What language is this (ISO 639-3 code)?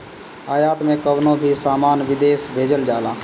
bho